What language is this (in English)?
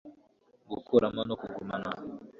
Kinyarwanda